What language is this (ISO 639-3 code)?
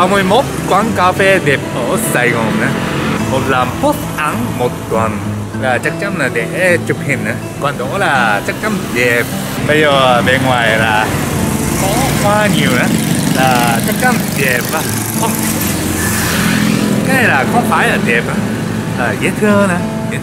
vie